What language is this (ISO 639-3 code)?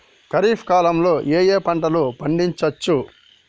tel